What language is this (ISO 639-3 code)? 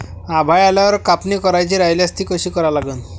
mar